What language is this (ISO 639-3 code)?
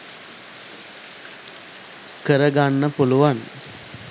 sin